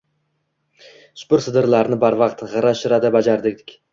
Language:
Uzbek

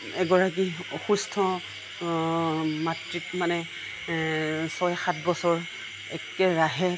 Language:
Assamese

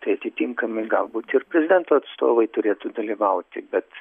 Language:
Lithuanian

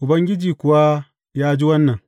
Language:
Hausa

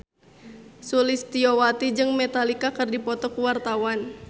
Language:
Sundanese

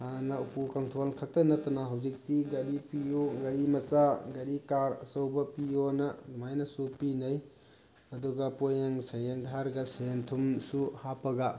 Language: Manipuri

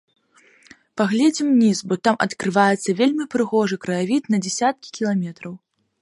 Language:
Belarusian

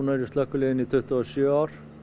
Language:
Icelandic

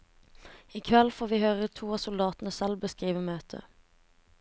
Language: Norwegian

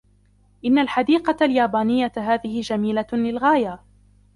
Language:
Arabic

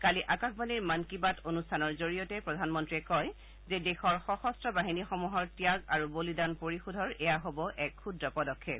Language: Assamese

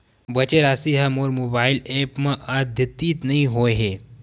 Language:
Chhattisgarhi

